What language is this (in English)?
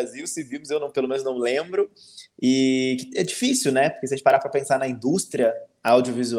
Portuguese